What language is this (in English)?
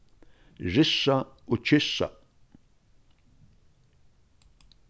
Faroese